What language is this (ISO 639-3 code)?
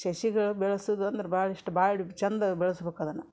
kan